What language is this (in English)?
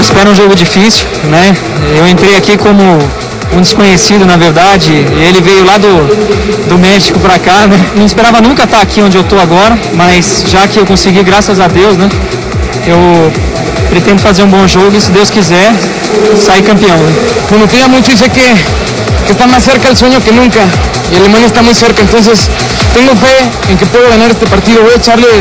Portuguese